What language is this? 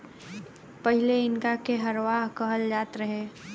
Bhojpuri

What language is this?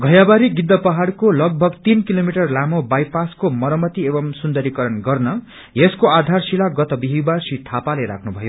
Nepali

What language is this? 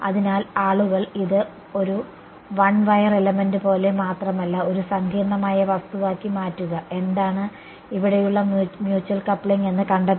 Malayalam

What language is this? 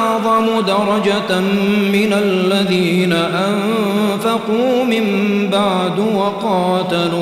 Arabic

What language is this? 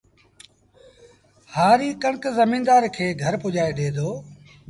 Sindhi Bhil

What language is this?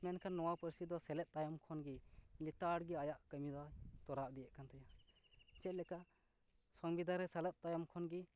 Santali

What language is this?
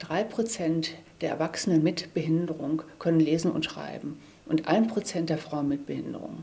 German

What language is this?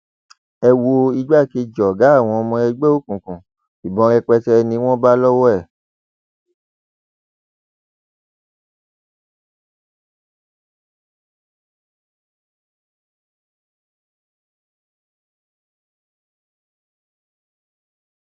Yoruba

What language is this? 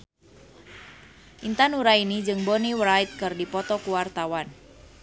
Sundanese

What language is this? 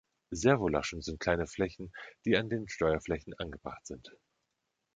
German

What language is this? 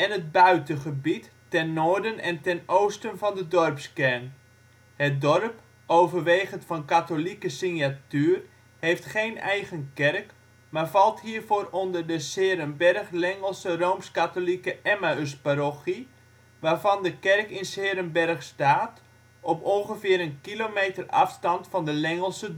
Dutch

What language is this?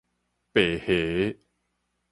Min Nan Chinese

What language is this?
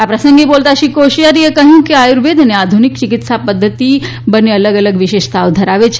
Gujarati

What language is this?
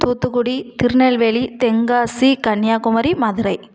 Tamil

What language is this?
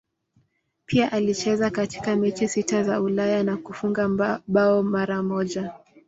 Swahili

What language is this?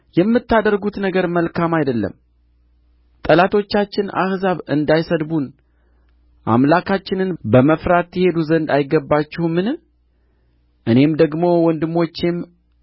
Amharic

